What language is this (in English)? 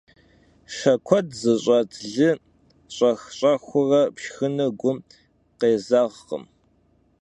Kabardian